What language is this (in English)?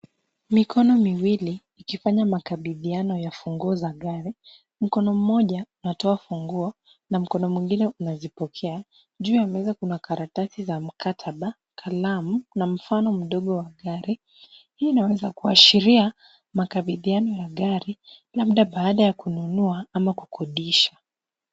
Swahili